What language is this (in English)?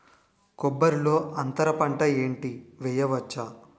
Telugu